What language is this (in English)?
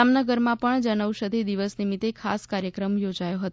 Gujarati